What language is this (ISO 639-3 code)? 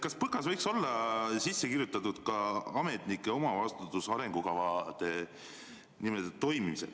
est